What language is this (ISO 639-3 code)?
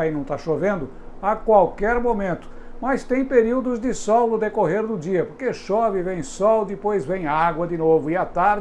por